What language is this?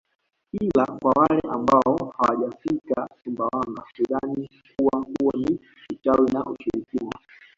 Swahili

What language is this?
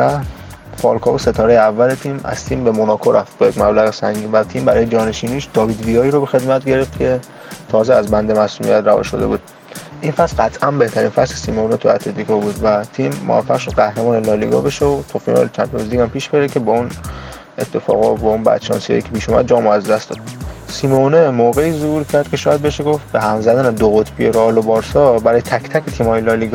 Persian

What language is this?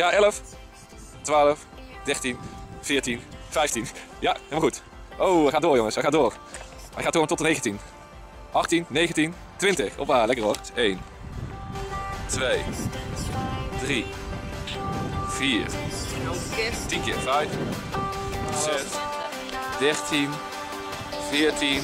Dutch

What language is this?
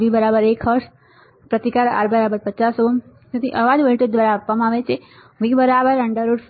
Gujarati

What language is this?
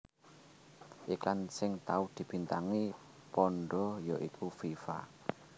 Javanese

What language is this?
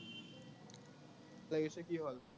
Assamese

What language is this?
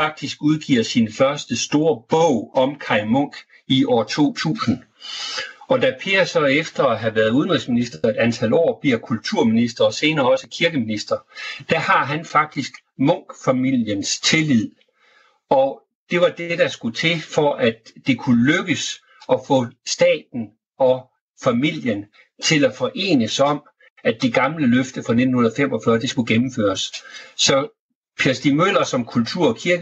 Danish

